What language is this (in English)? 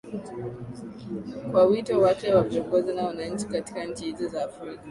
Swahili